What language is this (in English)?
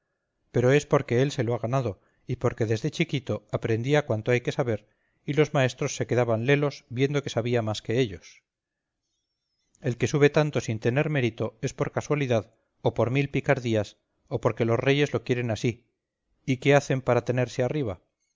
Spanish